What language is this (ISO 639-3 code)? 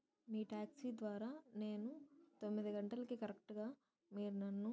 tel